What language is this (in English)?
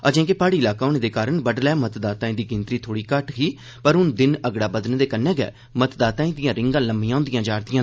Dogri